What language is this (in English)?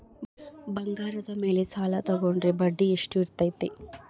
Kannada